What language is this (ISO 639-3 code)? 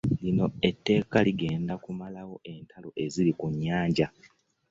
lug